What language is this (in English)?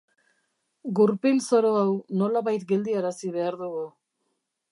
Basque